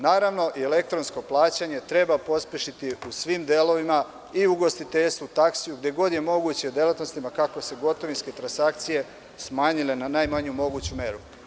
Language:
Serbian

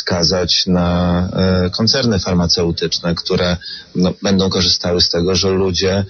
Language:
Polish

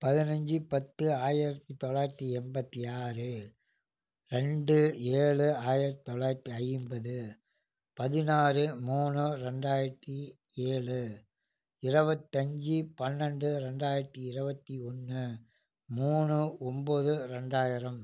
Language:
Tamil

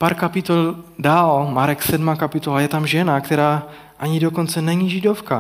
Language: Czech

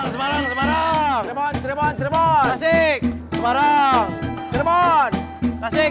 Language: Indonesian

